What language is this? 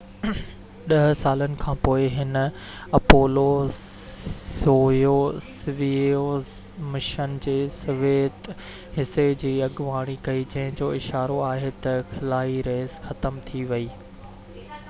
Sindhi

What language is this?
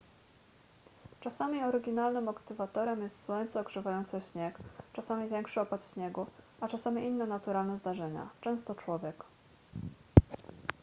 Polish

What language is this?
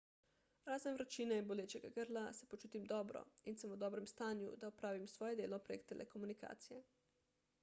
Slovenian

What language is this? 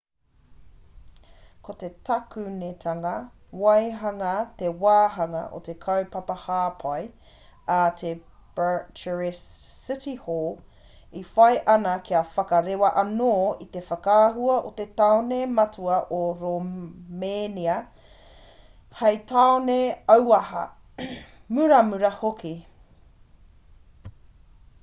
Māori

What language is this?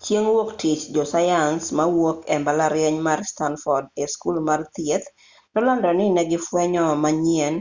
Luo (Kenya and Tanzania)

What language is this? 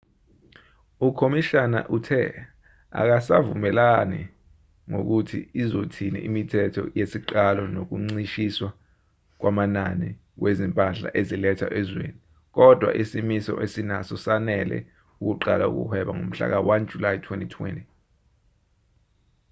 Zulu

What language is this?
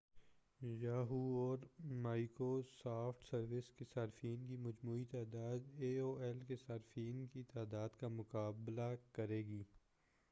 Urdu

